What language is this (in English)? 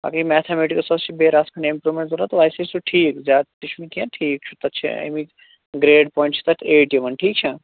Kashmiri